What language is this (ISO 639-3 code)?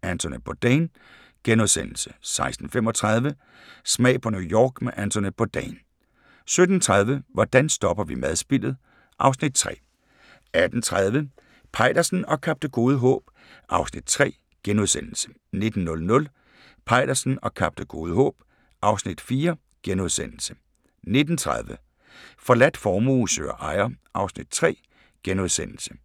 dan